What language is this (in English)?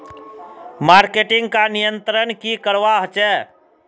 Magahi